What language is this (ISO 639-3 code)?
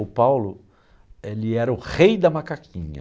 por